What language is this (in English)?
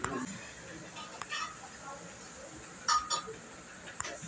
Bhojpuri